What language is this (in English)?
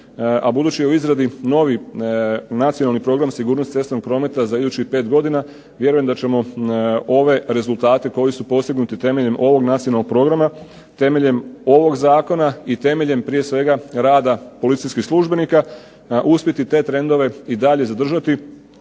Croatian